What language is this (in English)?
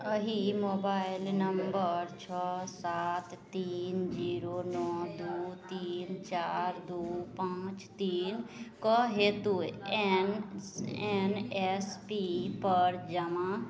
Maithili